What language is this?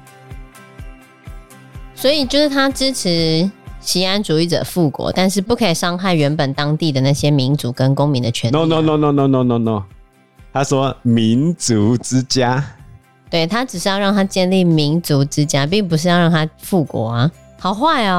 Chinese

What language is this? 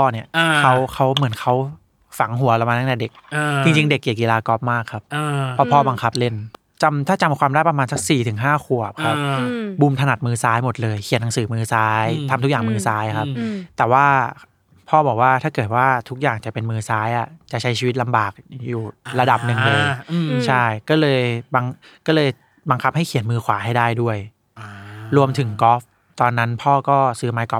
Thai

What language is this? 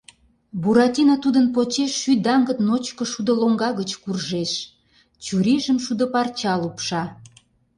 Mari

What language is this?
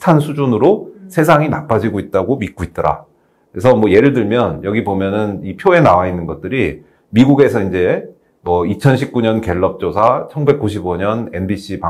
Korean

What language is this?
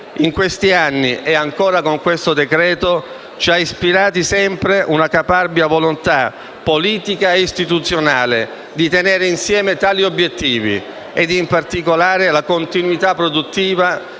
Italian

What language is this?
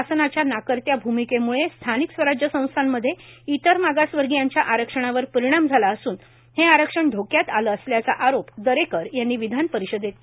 Marathi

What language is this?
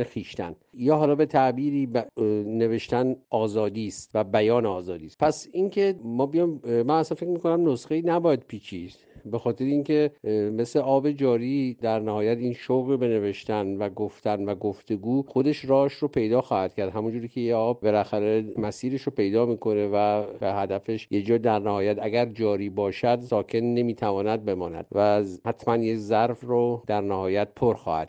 Persian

